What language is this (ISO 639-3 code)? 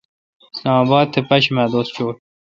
xka